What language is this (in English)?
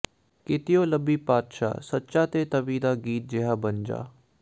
Punjabi